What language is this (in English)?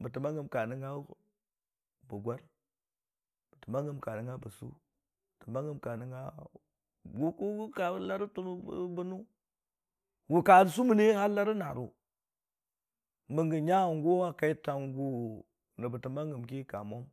Dijim-Bwilim